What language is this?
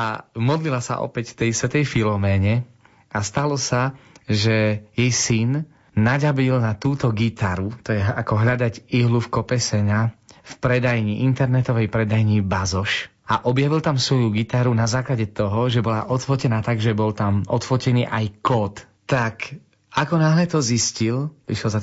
Slovak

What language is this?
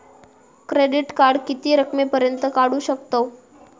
Marathi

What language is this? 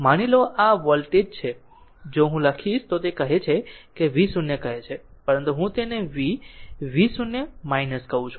Gujarati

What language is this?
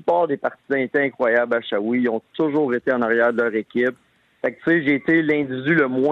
French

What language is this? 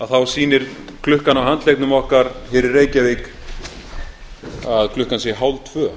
Icelandic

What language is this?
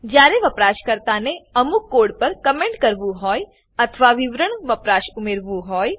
Gujarati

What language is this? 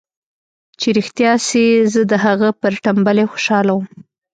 Pashto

